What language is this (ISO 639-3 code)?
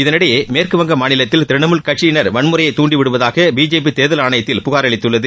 tam